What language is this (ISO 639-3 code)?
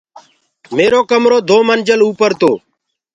ggg